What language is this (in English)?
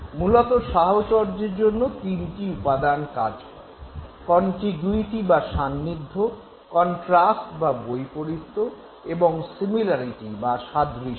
Bangla